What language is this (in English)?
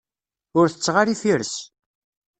Kabyle